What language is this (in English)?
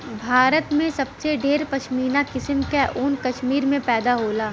Bhojpuri